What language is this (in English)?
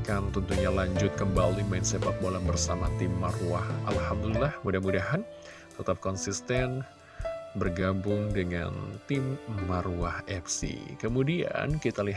Indonesian